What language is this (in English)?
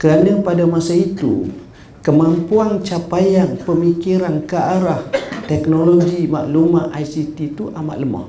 Malay